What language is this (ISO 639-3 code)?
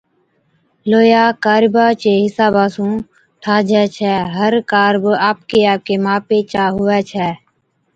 odk